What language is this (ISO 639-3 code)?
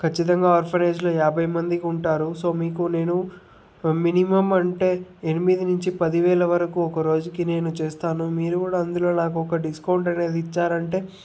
tel